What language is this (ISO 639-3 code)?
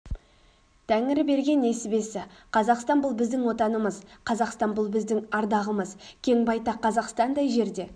kaz